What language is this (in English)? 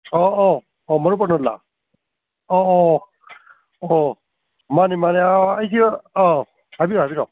Manipuri